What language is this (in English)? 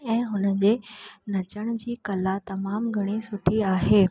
Sindhi